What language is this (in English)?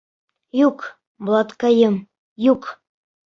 Bashkir